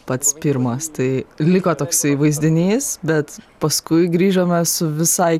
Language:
Lithuanian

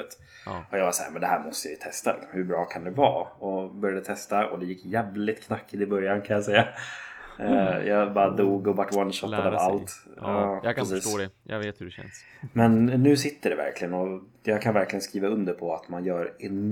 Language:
Swedish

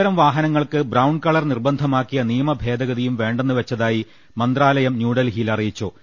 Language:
Malayalam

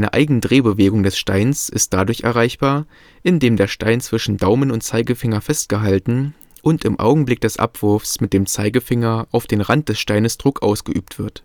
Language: German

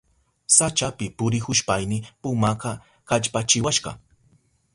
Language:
Southern Pastaza Quechua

